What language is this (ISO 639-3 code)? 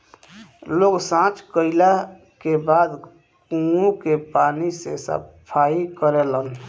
bho